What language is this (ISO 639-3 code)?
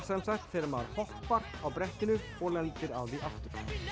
isl